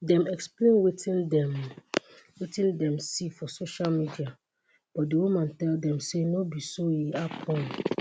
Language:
Nigerian Pidgin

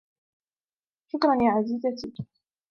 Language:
Arabic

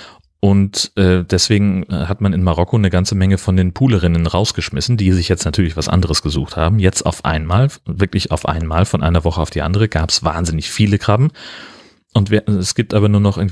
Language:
German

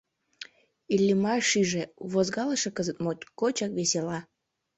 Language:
Mari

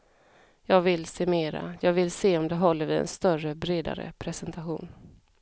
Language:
Swedish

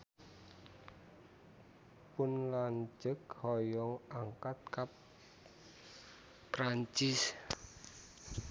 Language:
Sundanese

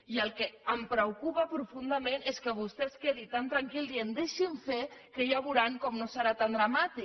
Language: Catalan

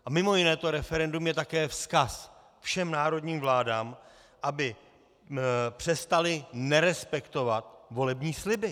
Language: Czech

